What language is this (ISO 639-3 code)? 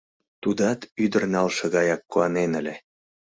chm